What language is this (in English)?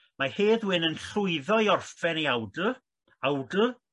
Welsh